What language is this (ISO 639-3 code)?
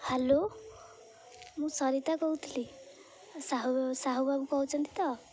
ori